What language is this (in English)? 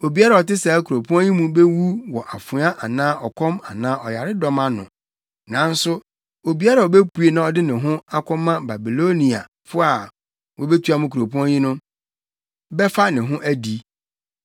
Akan